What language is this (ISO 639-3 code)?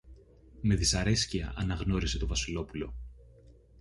ell